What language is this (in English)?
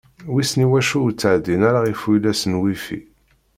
Kabyle